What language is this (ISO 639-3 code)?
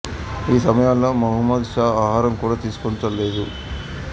tel